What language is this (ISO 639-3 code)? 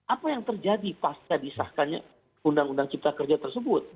ind